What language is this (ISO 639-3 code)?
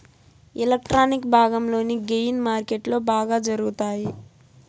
tel